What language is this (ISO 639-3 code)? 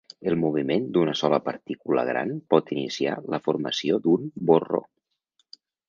cat